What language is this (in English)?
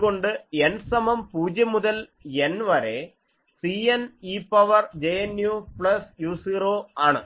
Malayalam